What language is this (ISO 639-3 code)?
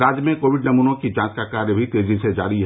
hin